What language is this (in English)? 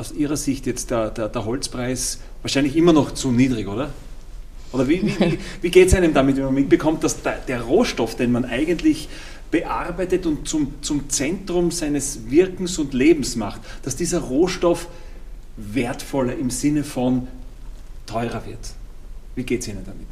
German